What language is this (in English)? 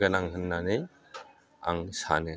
Bodo